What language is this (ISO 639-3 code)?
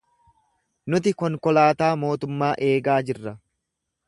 orm